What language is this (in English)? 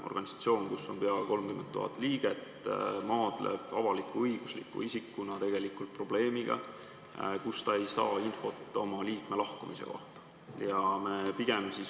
Estonian